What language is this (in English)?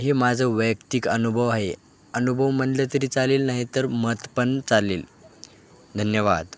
Marathi